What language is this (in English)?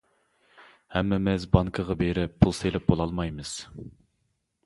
Uyghur